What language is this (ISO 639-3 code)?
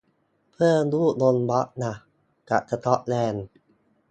tha